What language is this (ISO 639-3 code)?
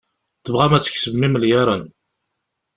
kab